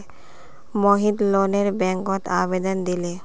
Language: Magahi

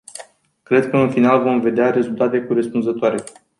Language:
Romanian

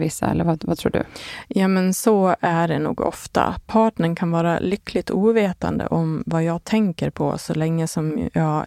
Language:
Swedish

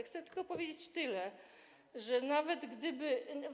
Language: Polish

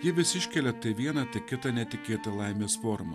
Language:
Lithuanian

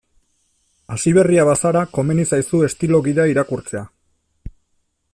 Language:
Basque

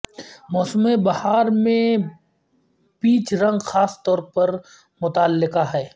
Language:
Urdu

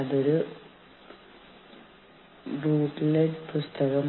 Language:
Malayalam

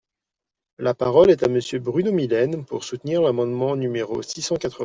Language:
French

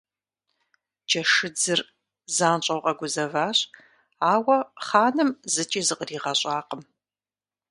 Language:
Kabardian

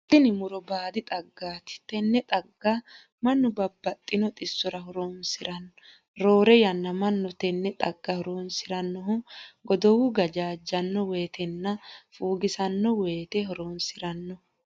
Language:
Sidamo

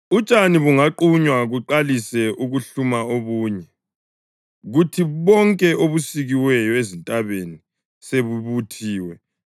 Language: North Ndebele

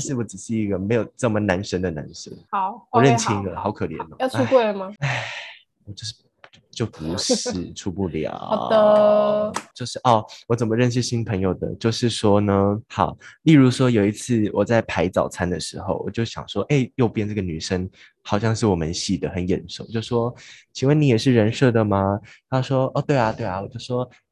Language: Chinese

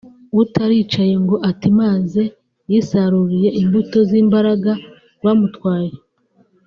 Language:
Kinyarwanda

